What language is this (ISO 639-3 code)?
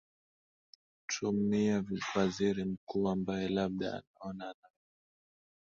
swa